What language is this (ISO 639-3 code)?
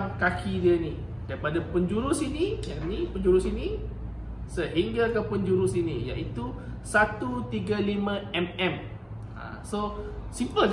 msa